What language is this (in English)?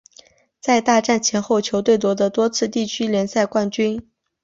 Chinese